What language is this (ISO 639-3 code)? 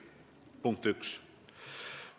est